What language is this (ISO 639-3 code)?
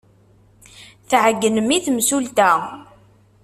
kab